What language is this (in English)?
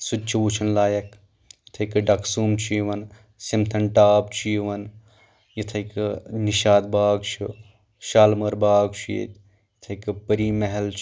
Kashmiri